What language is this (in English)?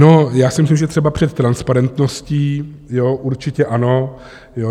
Czech